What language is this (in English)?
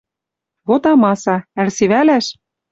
Western Mari